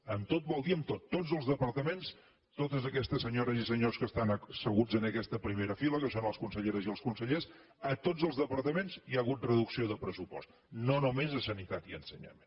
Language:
Catalan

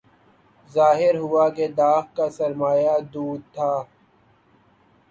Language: Urdu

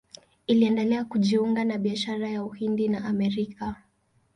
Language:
Swahili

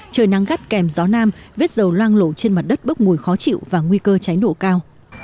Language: Vietnamese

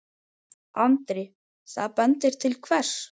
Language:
Icelandic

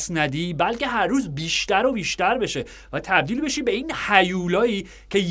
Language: Persian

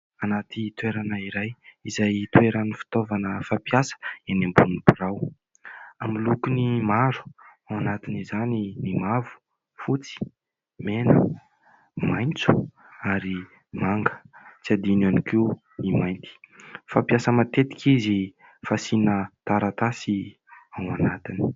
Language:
Malagasy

